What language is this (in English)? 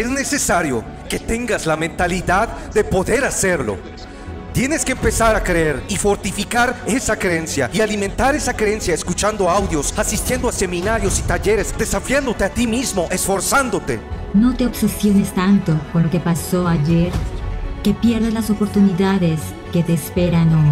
Spanish